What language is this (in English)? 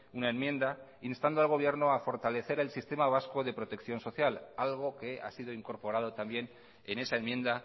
Spanish